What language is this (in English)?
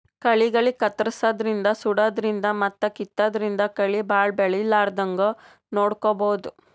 Kannada